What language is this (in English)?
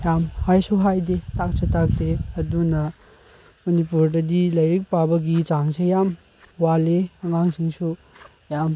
Manipuri